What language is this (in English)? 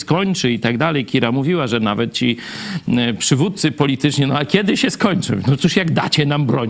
Polish